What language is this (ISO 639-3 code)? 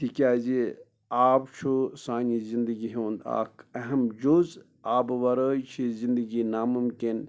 kas